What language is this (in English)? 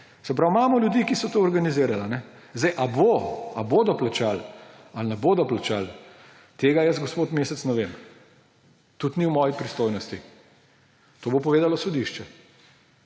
Slovenian